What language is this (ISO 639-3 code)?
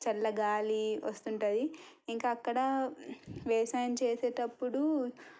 tel